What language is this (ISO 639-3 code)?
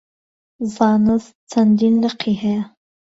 ckb